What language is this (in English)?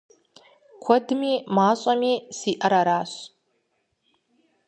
Kabardian